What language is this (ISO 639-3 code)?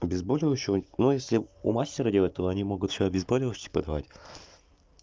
rus